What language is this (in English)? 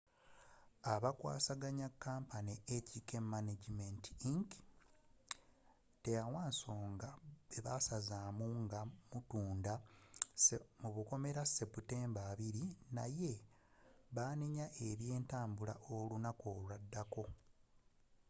Ganda